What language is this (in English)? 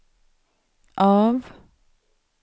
Swedish